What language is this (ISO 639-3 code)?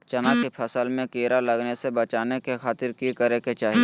mag